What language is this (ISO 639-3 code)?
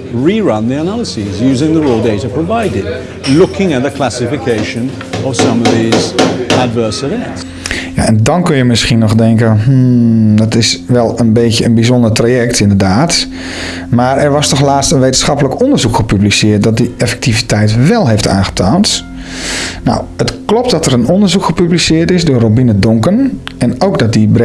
nld